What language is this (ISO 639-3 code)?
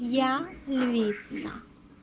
rus